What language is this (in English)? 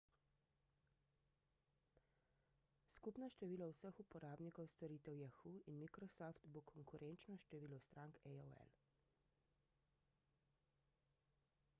Slovenian